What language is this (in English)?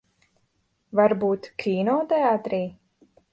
Latvian